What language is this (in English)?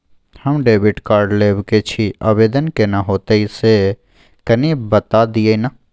Maithili